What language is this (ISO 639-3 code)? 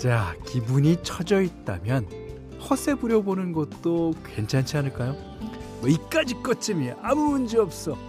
kor